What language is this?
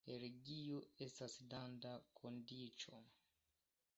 Esperanto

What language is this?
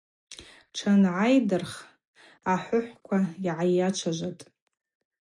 Abaza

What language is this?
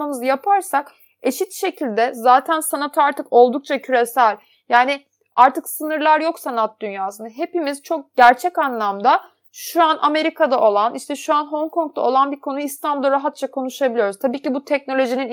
Turkish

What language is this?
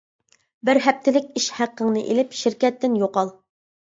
Uyghur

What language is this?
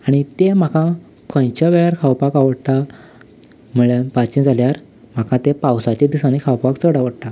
Konkani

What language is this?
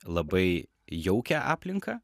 Lithuanian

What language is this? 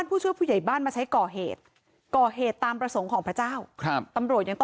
Thai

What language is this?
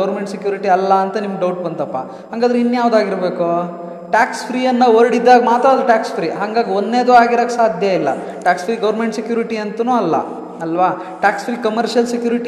Kannada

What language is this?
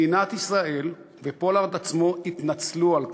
Hebrew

